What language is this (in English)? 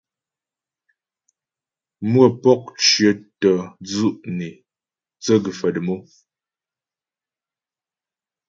Ghomala